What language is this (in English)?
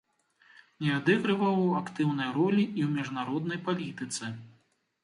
Belarusian